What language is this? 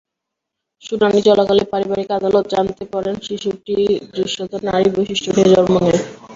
Bangla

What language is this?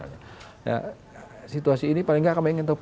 Indonesian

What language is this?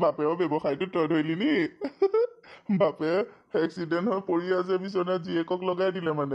Thai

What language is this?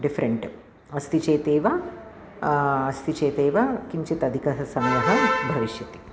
Sanskrit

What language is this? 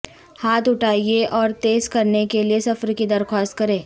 Urdu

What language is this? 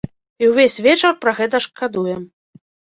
Belarusian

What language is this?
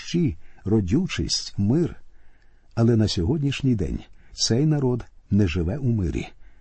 Ukrainian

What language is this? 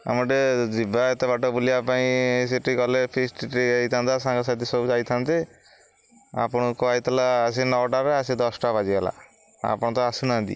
Odia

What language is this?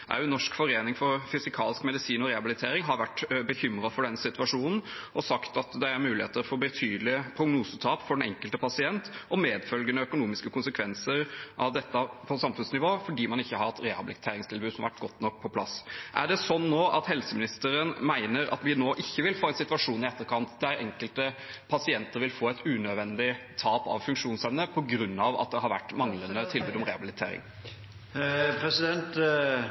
Norwegian Bokmål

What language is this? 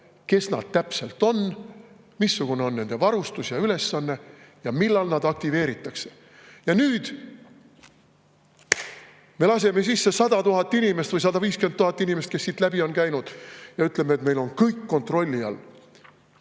Estonian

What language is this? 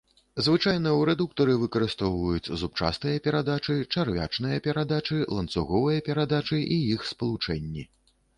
Belarusian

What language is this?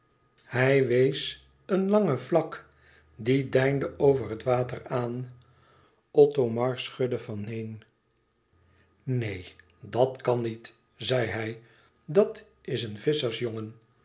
Dutch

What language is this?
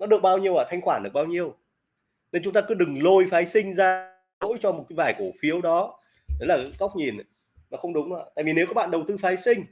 Vietnamese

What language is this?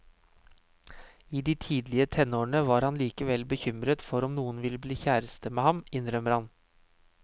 Norwegian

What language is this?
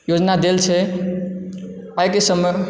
Maithili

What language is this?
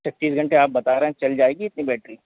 Hindi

